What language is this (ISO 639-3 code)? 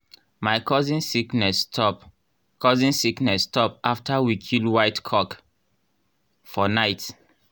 pcm